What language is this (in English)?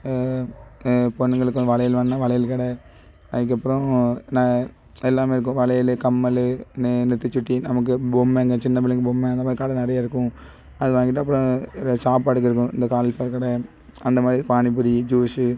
Tamil